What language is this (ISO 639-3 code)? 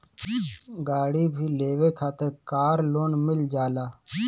bho